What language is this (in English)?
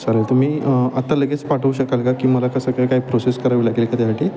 Marathi